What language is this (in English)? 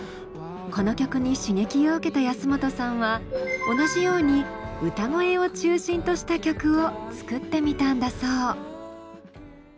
Japanese